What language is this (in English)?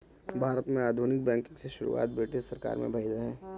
Bhojpuri